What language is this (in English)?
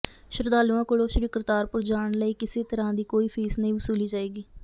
Punjabi